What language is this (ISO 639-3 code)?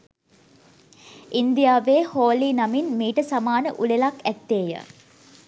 sin